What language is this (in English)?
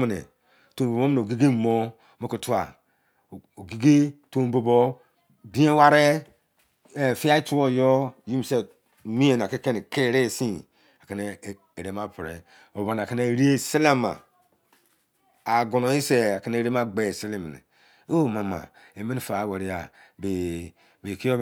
Izon